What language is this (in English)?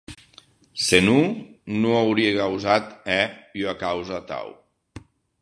Occitan